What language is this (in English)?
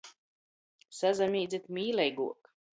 Latgalian